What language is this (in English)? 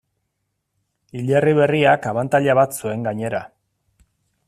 Basque